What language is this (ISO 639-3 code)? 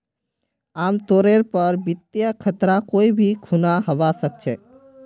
mag